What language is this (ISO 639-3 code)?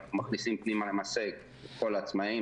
heb